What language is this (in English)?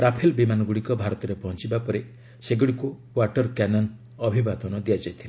Odia